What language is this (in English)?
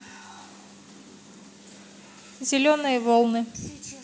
Russian